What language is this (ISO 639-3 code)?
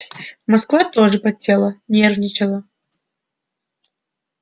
rus